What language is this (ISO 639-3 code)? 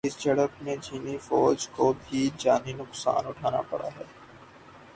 urd